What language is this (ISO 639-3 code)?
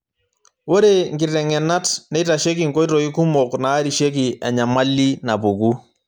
mas